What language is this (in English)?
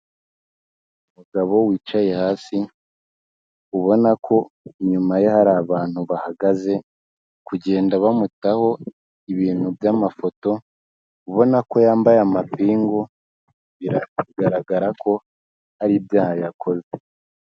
Kinyarwanda